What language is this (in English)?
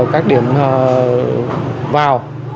Vietnamese